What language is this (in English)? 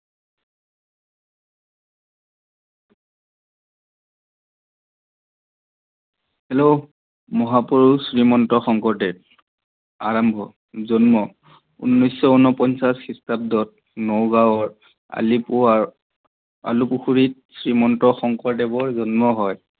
Assamese